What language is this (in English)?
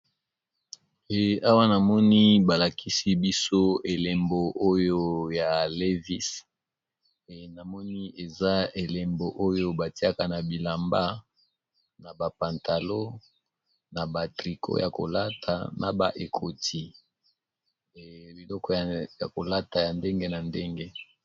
Lingala